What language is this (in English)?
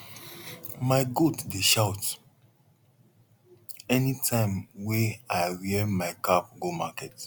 Nigerian Pidgin